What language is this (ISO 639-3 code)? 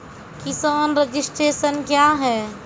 mai